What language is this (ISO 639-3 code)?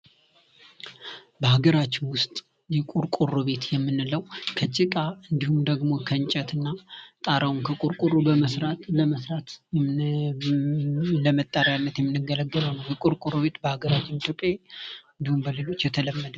amh